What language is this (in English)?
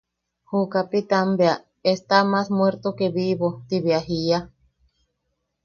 Yaqui